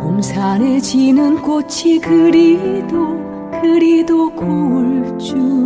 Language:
Korean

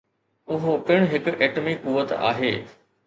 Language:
Sindhi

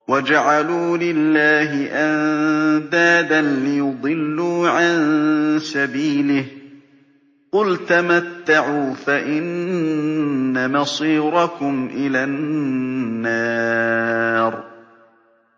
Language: Arabic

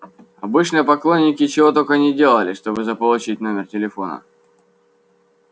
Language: Russian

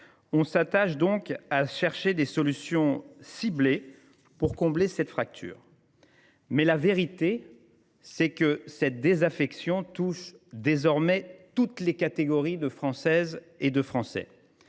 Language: French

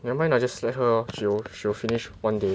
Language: English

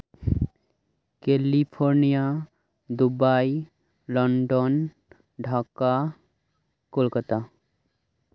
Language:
Santali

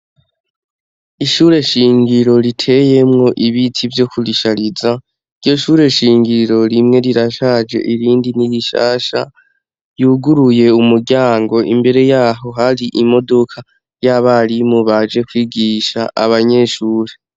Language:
Rundi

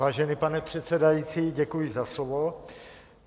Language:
Czech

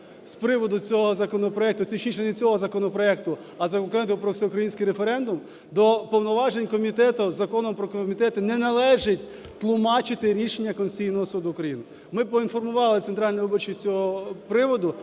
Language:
Ukrainian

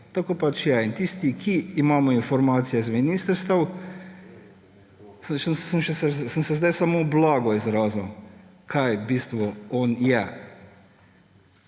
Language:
Slovenian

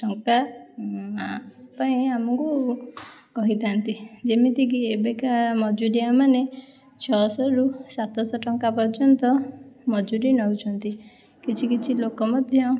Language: Odia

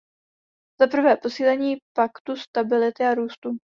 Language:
Czech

